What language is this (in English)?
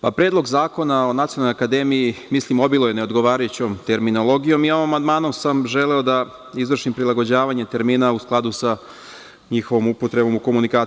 Serbian